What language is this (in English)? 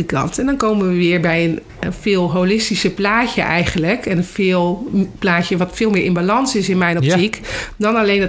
Dutch